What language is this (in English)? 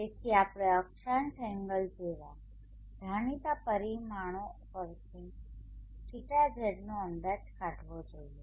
Gujarati